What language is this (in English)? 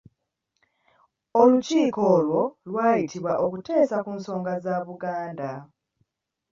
Ganda